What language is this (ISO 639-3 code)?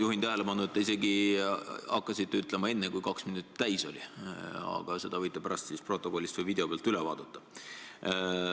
est